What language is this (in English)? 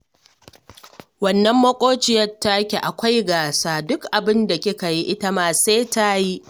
Hausa